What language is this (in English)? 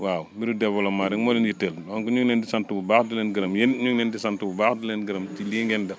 Wolof